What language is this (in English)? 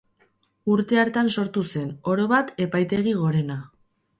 Basque